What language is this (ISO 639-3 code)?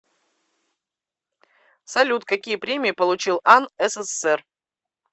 rus